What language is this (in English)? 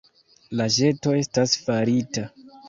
Esperanto